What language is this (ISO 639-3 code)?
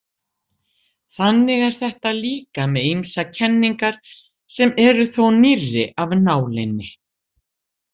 isl